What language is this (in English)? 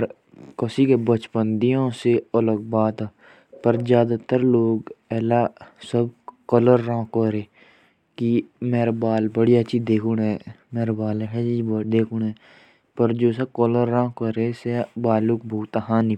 Jaunsari